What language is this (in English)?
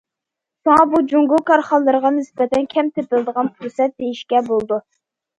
Uyghur